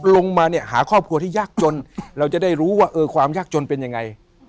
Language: Thai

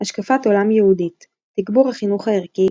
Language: Hebrew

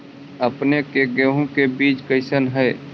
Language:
Magahi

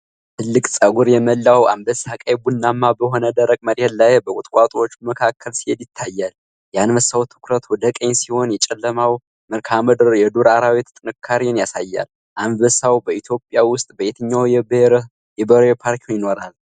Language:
Amharic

